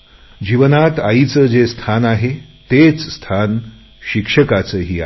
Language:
Marathi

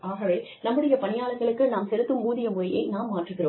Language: Tamil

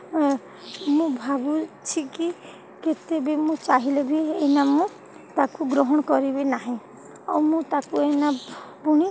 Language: Odia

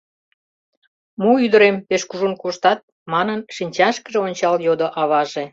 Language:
Mari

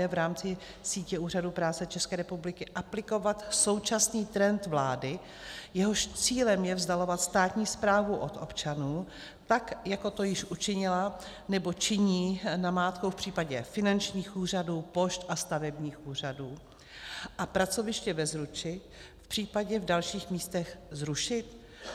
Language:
Czech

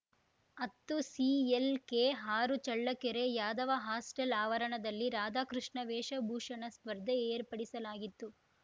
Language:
Kannada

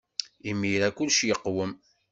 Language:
Kabyle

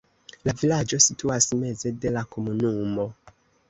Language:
Esperanto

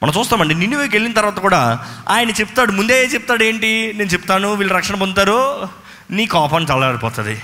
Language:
Telugu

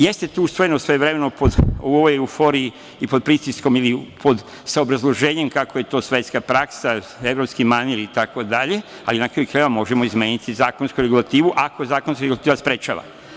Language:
Serbian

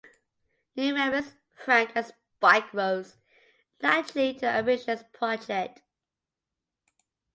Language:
English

